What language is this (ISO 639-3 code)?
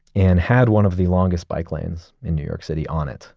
eng